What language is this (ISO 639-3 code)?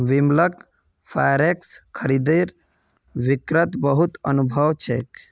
mag